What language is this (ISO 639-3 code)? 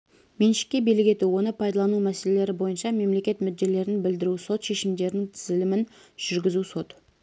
kaz